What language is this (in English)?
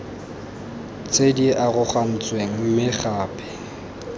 Tswana